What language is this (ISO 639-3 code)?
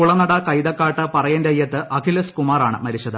mal